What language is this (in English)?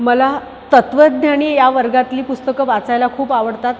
Marathi